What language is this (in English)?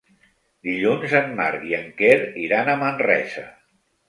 Catalan